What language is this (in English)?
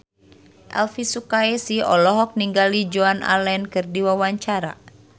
Sundanese